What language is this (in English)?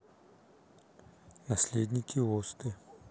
Russian